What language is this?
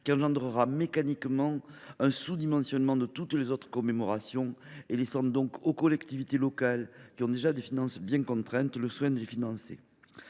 French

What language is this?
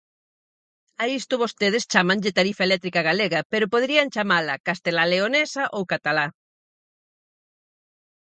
Galician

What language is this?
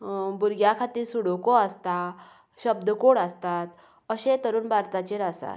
Konkani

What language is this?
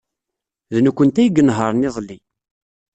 Kabyle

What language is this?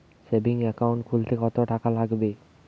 Bangla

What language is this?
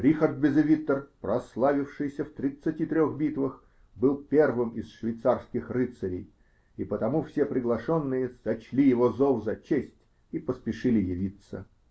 Russian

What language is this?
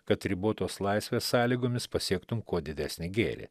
Lithuanian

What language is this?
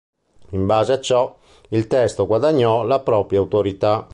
Italian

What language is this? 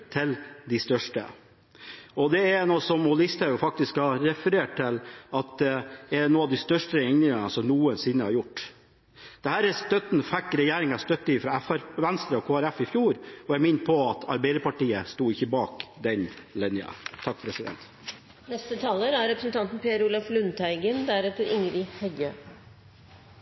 Norwegian Bokmål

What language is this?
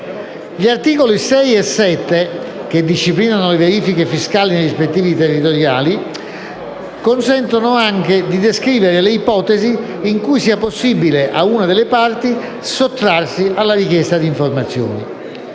Italian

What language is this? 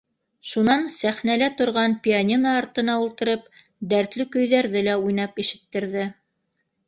Bashkir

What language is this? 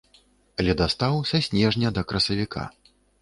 Belarusian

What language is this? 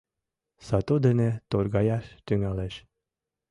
Mari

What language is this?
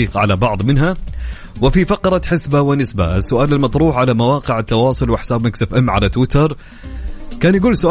Arabic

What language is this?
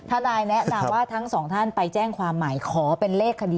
Thai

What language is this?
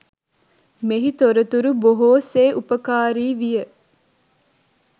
Sinhala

